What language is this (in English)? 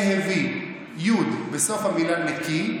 Hebrew